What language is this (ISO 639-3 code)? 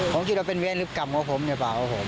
tha